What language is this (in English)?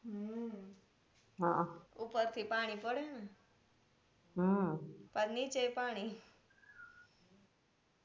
Gujarati